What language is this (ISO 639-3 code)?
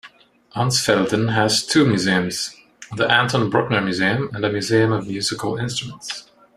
eng